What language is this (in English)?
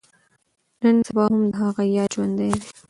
Pashto